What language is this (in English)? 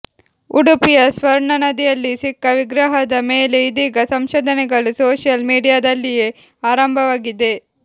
Kannada